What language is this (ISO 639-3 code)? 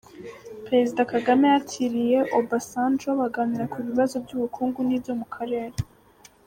kin